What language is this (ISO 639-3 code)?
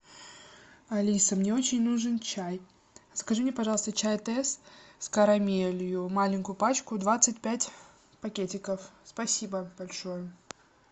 rus